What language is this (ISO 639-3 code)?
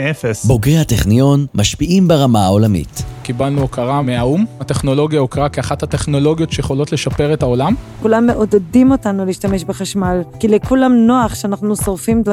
heb